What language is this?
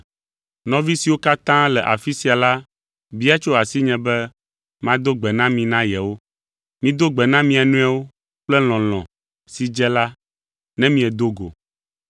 Ewe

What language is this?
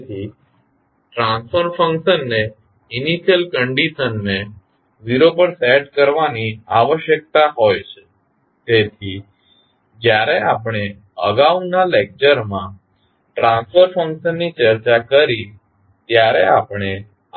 Gujarati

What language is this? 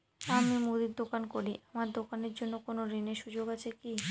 Bangla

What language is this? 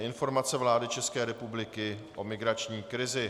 Czech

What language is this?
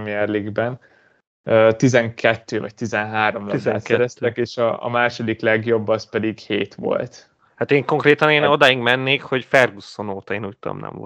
Hungarian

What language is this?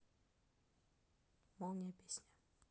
Russian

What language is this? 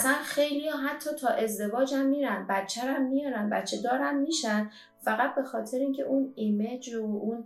Persian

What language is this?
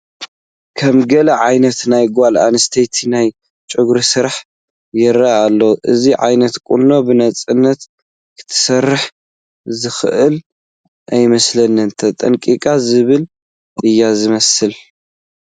Tigrinya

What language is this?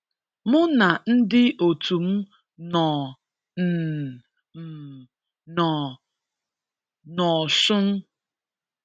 Igbo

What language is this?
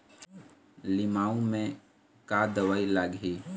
Chhattisgarhi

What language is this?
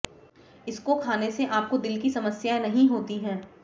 Hindi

